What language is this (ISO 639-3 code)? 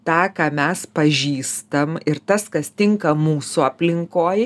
lit